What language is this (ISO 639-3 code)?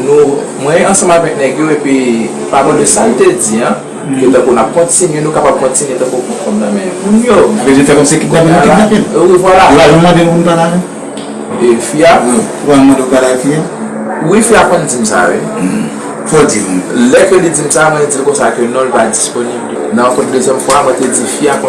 fra